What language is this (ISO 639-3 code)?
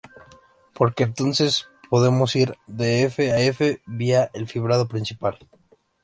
spa